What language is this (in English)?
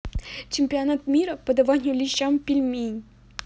Russian